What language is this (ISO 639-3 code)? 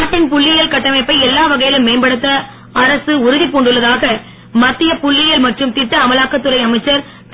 tam